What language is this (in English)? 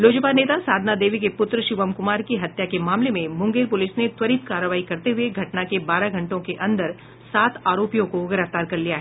Hindi